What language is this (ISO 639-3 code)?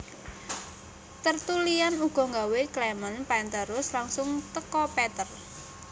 jav